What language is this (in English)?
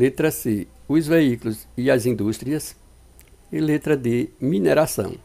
Portuguese